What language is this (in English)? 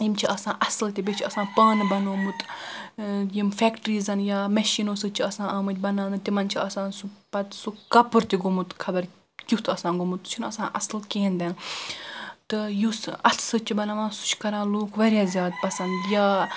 Kashmiri